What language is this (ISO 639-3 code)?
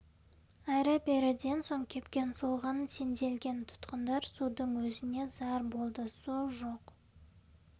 kaz